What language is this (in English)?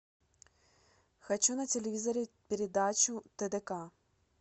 Russian